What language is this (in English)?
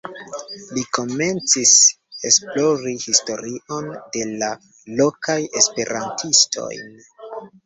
Esperanto